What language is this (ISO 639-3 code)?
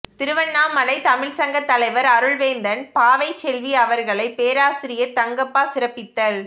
tam